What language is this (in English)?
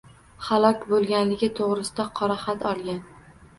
Uzbek